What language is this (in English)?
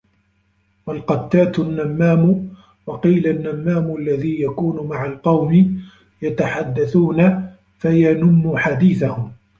Arabic